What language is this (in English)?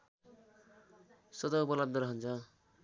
Nepali